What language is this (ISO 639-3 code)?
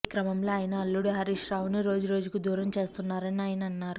tel